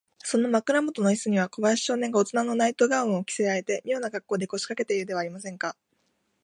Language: Japanese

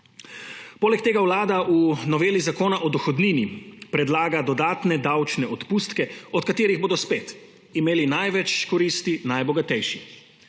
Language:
Slovenian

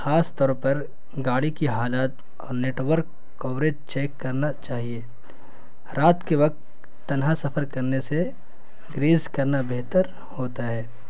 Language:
Urdu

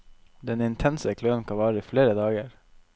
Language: Norwegian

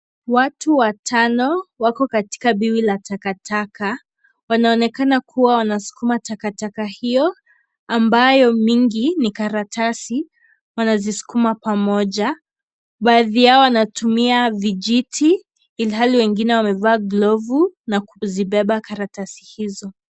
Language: Swahili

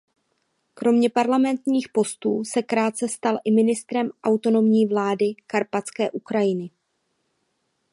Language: Czech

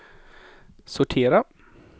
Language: Swedish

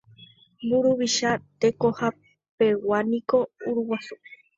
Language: Guarani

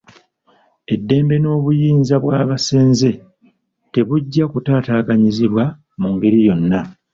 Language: Ganda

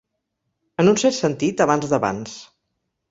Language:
Catalan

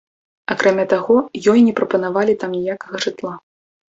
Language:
Belarusian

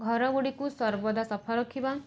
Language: Odia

